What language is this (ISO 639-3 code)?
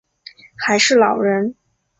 zho